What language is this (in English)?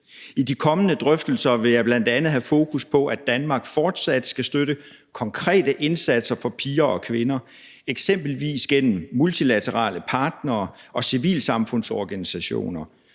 Danish